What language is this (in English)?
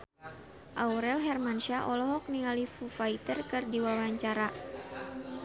Sundanese